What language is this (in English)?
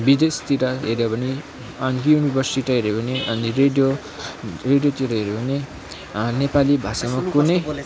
Nepali